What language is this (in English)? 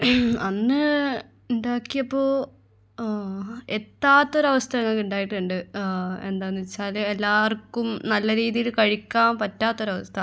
Malayalam